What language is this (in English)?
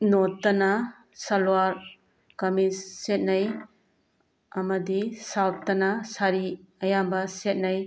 Manipuri